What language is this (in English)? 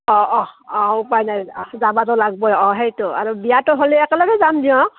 Assamese